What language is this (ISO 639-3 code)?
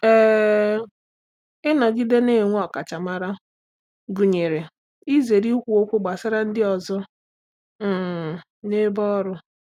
ibo